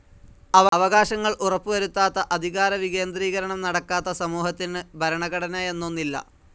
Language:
Malayalam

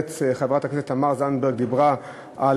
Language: Hebrew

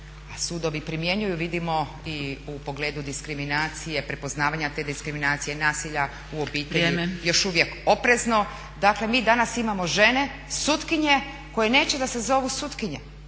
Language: Croatian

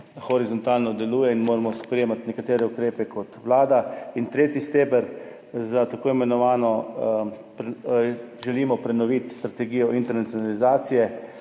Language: Slovenian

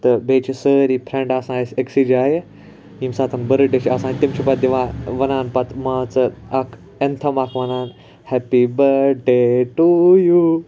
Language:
Kashmiri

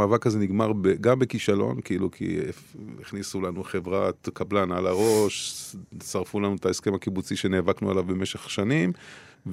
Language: Hebrew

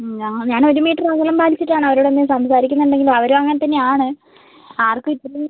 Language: Malayalam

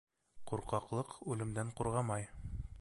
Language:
Bashkir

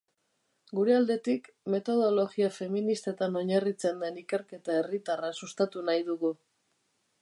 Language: Basque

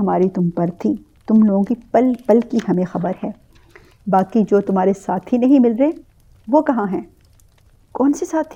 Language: Urdu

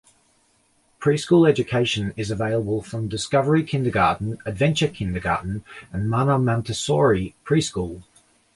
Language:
English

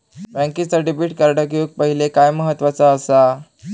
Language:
Marathi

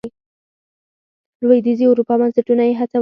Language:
Pashto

